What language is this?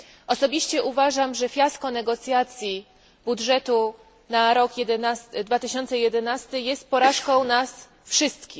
Polish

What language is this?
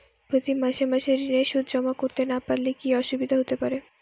Bangla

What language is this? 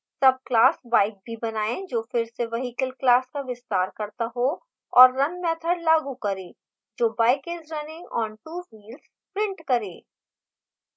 Hindi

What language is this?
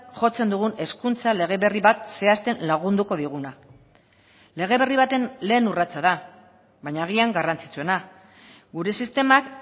Basque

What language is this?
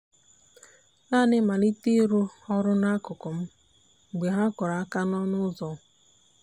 Igbo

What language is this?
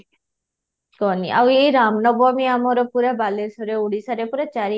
Odia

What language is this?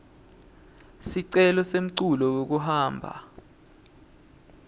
Swati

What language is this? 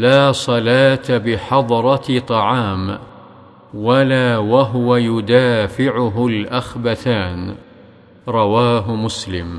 Arabic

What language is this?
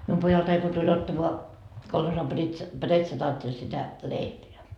Finnish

